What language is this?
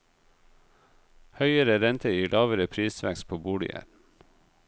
Norwegian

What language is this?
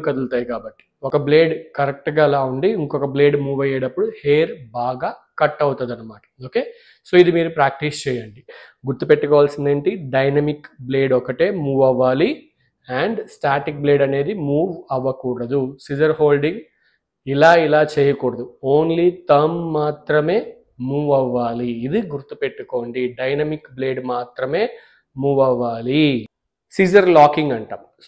Telugu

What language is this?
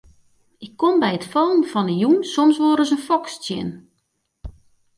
Western Frisian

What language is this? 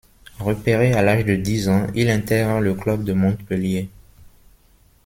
French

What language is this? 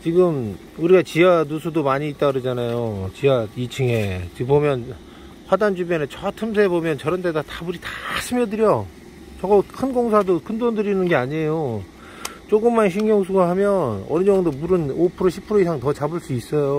Korean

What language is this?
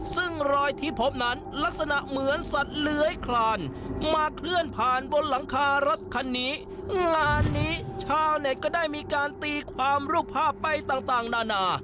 Thai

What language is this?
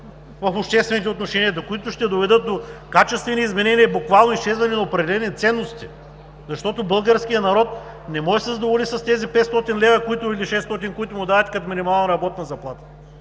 Bulgarian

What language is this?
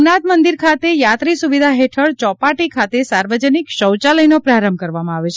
Gujarati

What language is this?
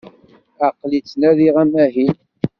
Kabyle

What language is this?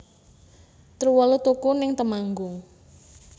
Javanese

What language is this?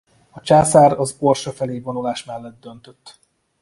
Hungarian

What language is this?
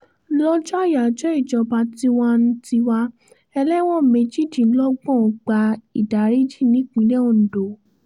Yoruba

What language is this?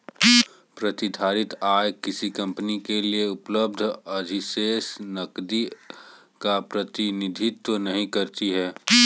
Hindi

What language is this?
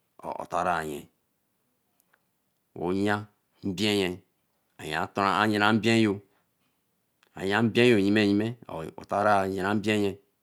Eleme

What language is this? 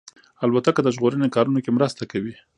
Pashto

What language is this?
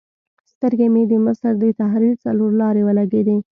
Pashto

